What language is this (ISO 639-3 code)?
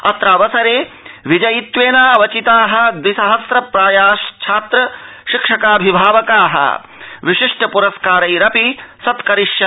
san